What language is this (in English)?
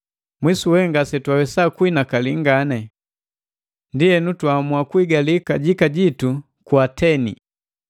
Matengo